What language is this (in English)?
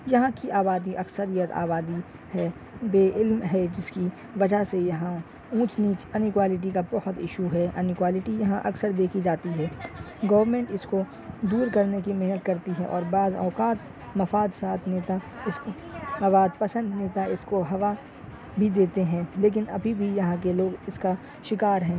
Urdu